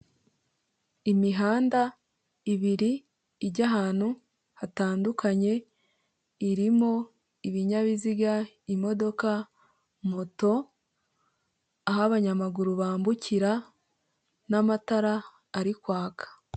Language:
Kinyarwanda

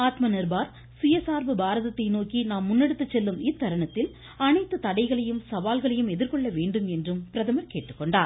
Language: Tamil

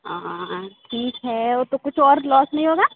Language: Hindi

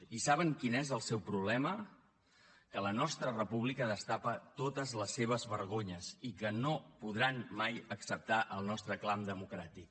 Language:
Catalan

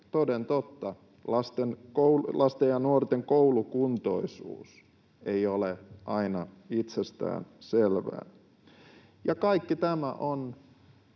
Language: Finnish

